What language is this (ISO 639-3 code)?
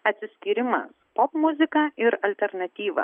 lit